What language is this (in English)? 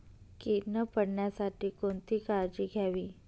Marathi